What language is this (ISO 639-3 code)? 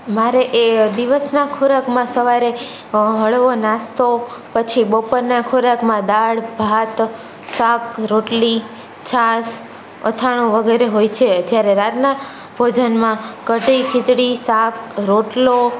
guj